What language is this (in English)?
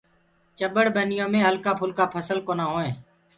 Gurgula